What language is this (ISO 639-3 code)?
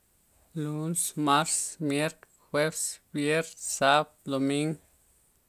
ztp